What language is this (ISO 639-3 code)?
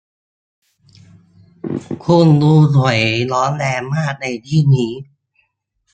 tha